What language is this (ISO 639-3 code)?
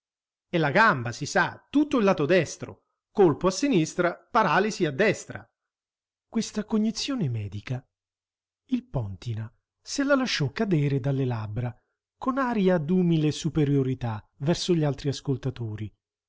ita